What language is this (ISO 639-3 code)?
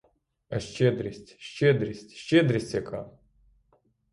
ukr